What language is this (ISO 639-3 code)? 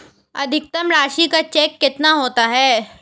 hin